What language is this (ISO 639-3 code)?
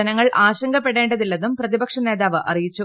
mal